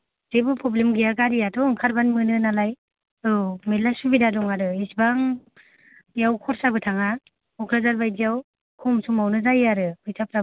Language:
Bodo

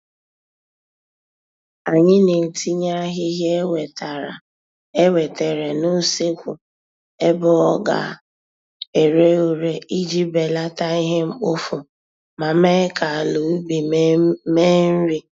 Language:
Igbo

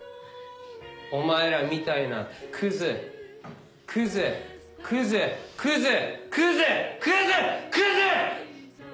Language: Japanese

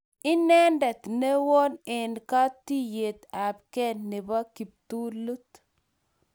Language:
Kalenjin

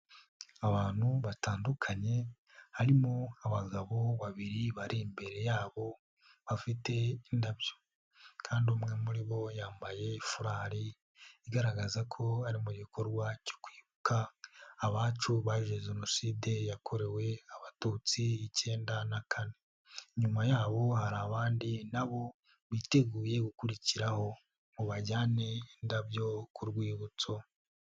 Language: Kinyarwanda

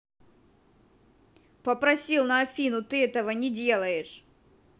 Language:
Russian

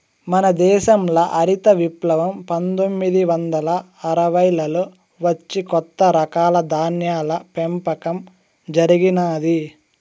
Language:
Telugu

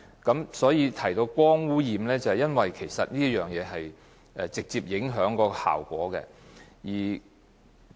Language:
Cantonese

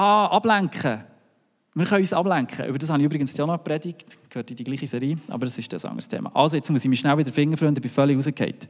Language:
German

